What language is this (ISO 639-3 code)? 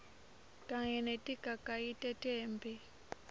ssw